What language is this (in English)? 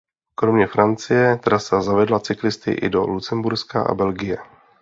Czech